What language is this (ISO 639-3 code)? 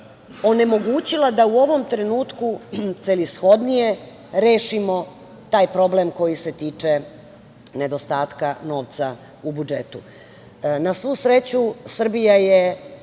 srp